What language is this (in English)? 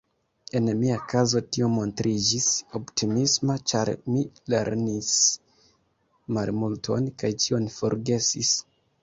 Esperanto